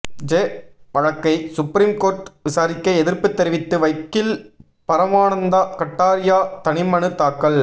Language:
Tamil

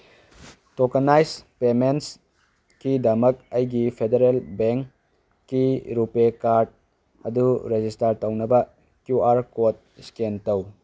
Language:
Manipuri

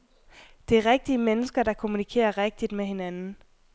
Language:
Danish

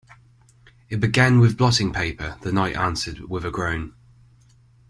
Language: English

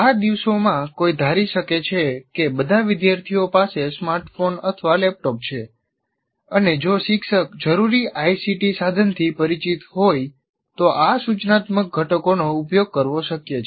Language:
Gujarati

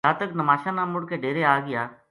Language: Gujari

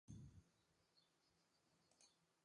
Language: English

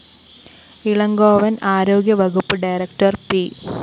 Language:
Malayalam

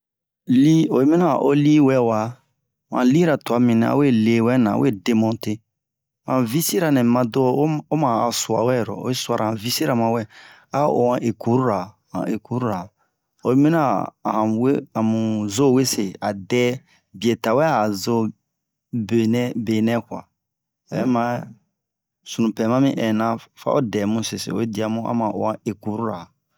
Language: Bomu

